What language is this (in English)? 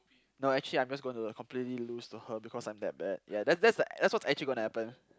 English